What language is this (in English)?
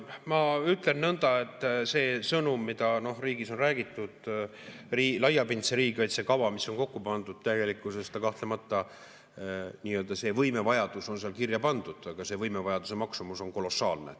Estonian